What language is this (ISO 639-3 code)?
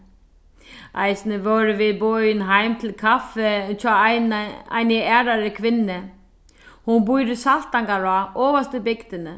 fao